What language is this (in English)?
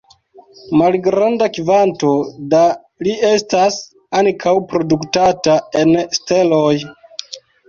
Esperanto